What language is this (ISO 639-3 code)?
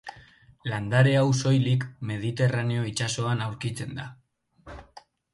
eus